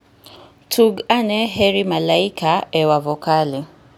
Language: Luo (Kenya and Tanzania)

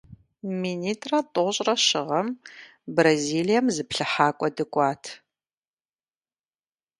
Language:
Kabardian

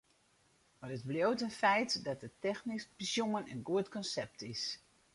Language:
Western Frisian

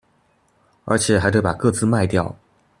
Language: Chinese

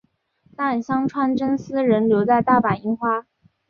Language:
Chinese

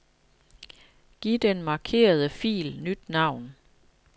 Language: Danish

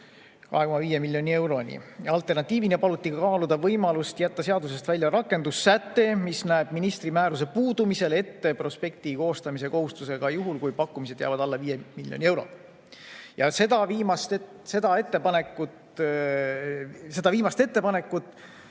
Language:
Estonian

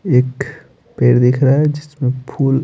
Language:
Hindi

